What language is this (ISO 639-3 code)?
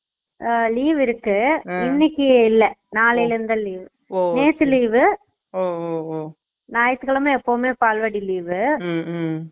tam